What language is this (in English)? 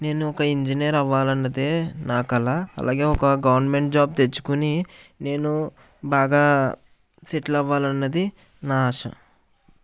Telugu